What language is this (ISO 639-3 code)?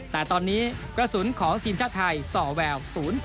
tha